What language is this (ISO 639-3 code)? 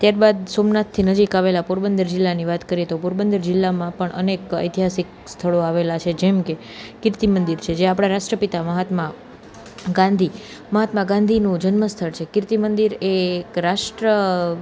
guj